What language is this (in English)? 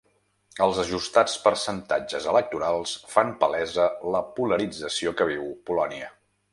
Catalan